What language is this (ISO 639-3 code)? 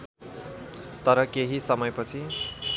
nep